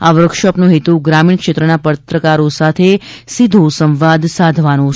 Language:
Gujarati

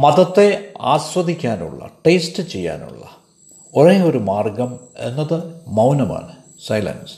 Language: Malayalam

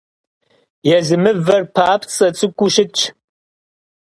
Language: Kabardian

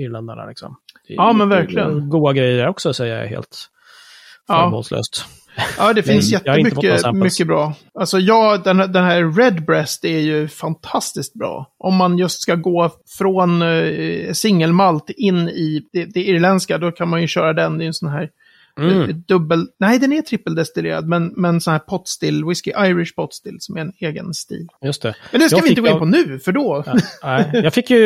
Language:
Swedish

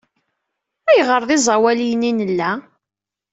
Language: Kabyle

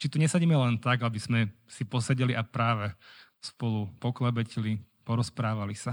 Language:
Slovak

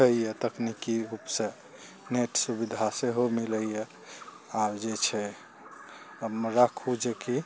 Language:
Maithili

